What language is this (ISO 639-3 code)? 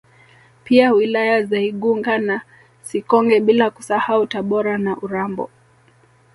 swa